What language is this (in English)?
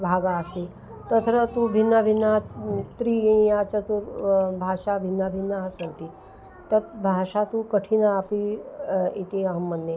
Sanskrit